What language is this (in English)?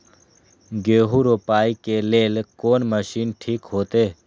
Maithili